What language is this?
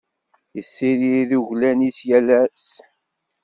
Kabyle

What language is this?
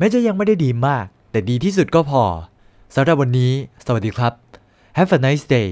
Thai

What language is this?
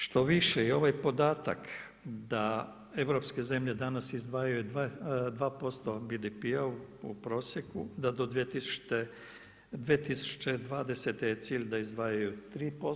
Croatian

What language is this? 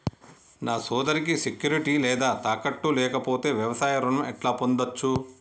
Telugu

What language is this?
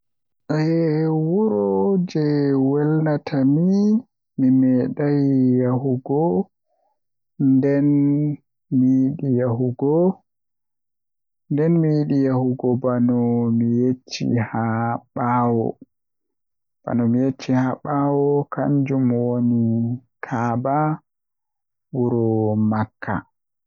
Western Niger Fulfulde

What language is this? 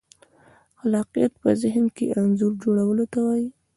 Pashto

